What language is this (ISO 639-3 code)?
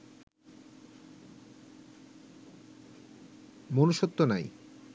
ben